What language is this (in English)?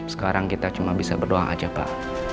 Indonesian